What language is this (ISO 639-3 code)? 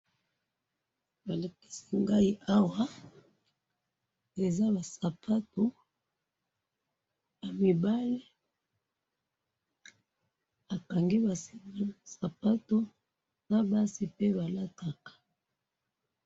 lin